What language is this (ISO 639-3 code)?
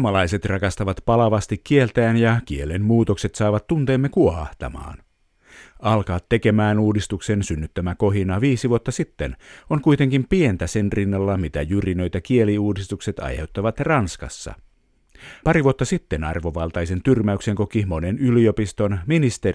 fin